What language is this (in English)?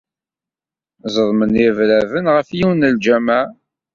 Kabyle